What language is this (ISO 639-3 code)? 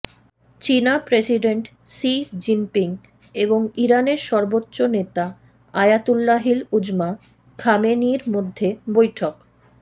ben